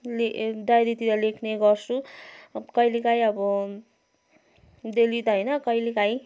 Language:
Nepali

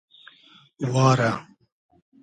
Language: Hazaragi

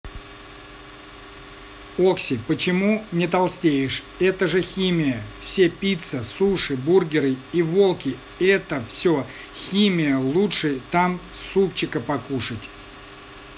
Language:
Russian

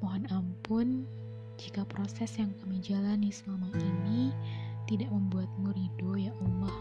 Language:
Indonesian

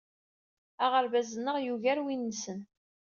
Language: Kabyle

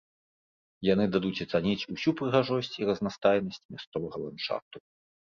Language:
Belarusian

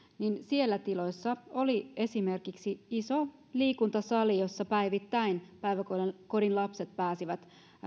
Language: Finnish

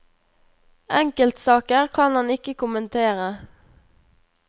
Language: Norwegian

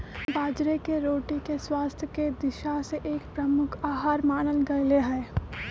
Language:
Magahi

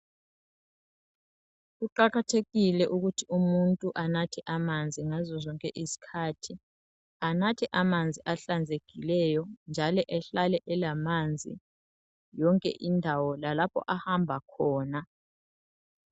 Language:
North Ndebele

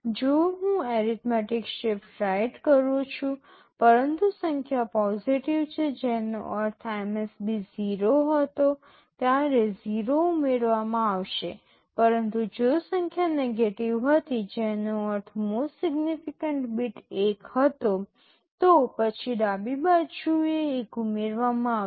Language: Gujarati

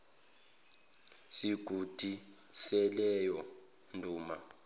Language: Zulu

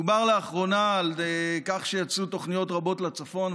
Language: Hebrew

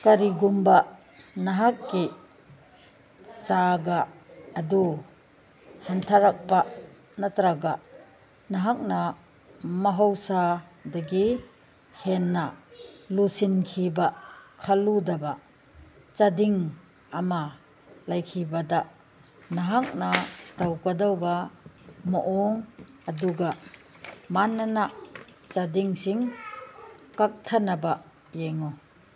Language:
Manipuri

